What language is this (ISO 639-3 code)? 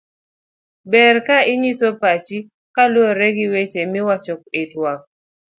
luo